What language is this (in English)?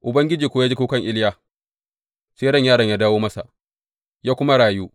Hausa